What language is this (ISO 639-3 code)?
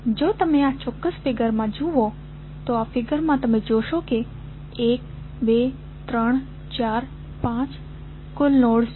guj